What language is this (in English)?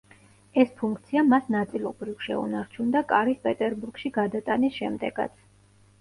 Georgian